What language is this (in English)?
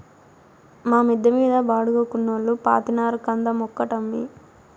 Telugu